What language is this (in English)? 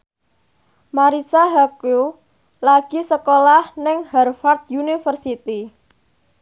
Javanese